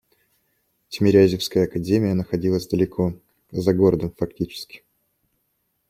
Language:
Russian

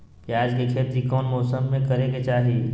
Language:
Magahi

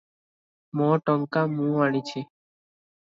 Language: Odia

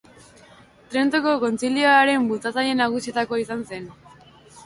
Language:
Basque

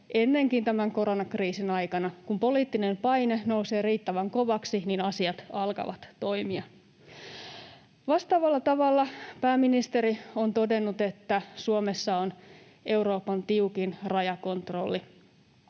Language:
Finnish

